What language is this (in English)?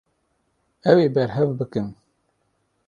Kurdish